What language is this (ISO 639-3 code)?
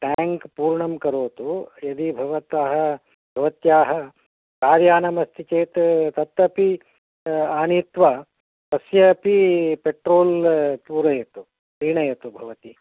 san